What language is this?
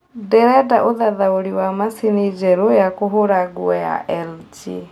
Kikuyu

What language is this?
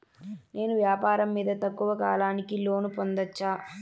Telugu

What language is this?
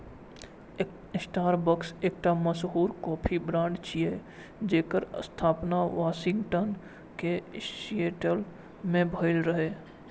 Maithili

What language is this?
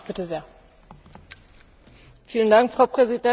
German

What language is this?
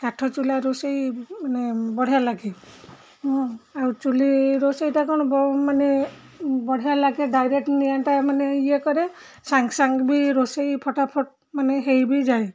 Odia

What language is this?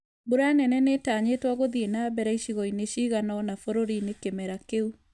Kikuyu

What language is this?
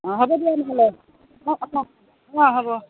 Assamese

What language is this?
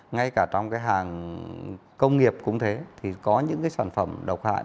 Vietnamese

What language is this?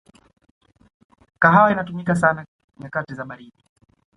Swahili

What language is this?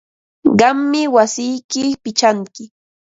Ambo-Pasco Quechua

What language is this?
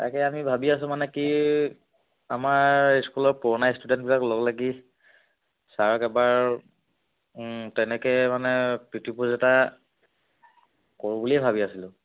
Assamese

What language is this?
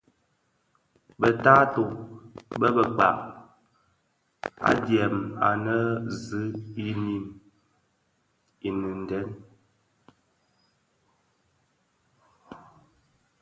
Bafia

